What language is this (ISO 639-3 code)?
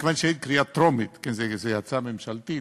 heb